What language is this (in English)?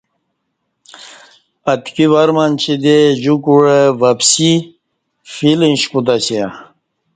Kati